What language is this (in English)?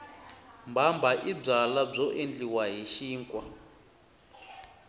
Tsonga